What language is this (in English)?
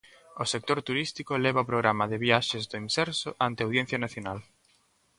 Galician